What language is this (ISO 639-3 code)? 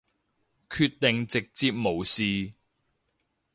yue